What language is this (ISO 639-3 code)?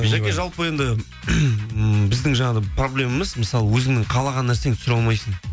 kaz